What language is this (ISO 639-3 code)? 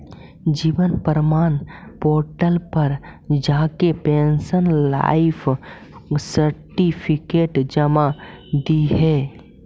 mag